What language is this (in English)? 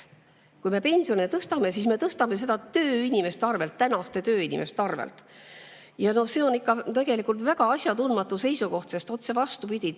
Estonian